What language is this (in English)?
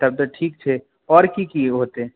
Maithili